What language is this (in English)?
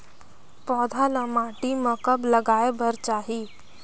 Chhattisgarhi